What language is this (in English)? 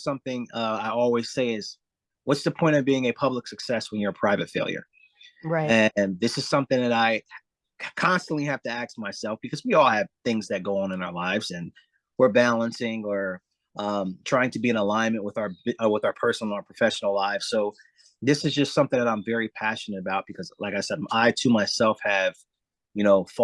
English